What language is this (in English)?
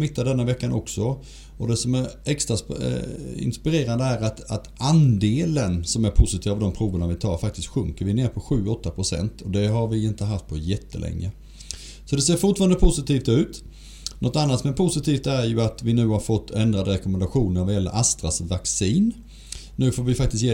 Swedish